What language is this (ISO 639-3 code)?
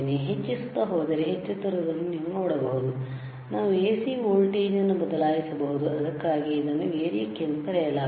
kan